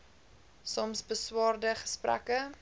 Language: Afrikaans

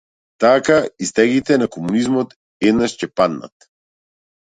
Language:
Macedonian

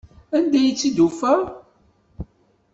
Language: Kabyle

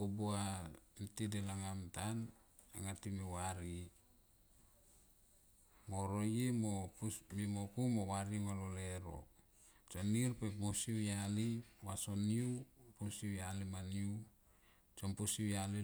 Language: Tomoip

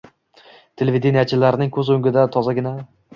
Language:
Uzbek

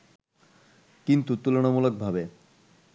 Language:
Bangla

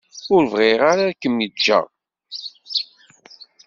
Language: Kabyle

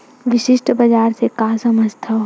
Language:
Chhattisgarhi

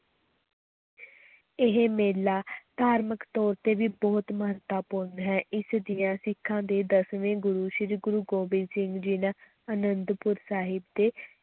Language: Punjabi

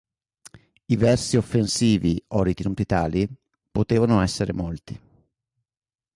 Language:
Italian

